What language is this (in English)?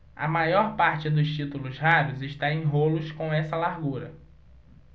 Portuguese